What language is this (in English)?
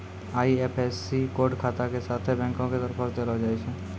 Maithili